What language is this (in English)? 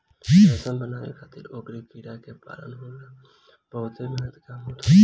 Bhojpuri